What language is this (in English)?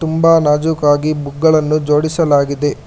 Kannada